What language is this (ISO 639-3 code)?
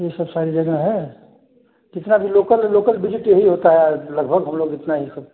hin